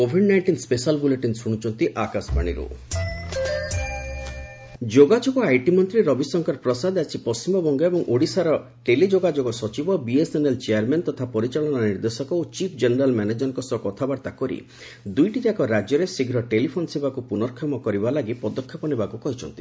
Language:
Odia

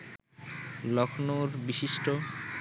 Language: Bangla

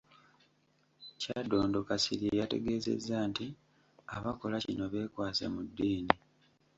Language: Ganda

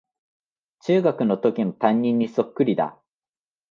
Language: Japanese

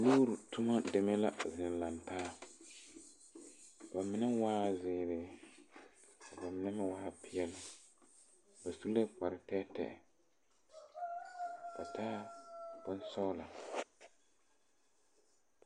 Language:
Southern Dagaare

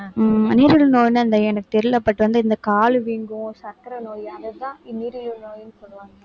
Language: Tamil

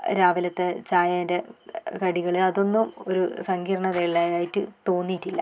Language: Malayalam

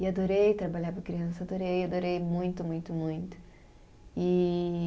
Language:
Portuguese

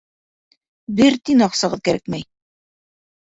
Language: Bashkir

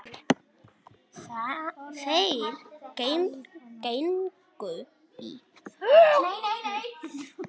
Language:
Icelandic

